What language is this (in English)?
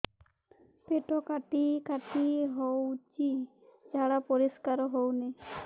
Odia